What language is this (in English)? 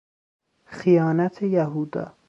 Persian